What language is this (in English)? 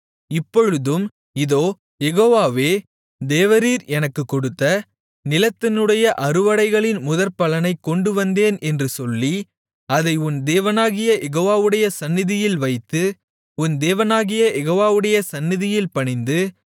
Tamil